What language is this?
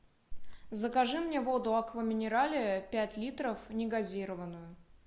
Russian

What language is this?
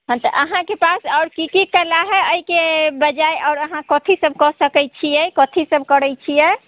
Maithili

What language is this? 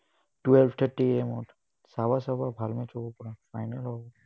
Assamese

